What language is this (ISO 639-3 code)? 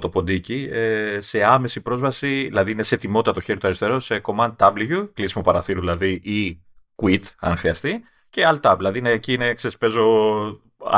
ell